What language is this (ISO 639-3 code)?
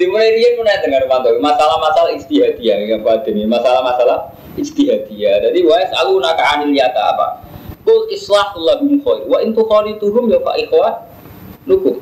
ind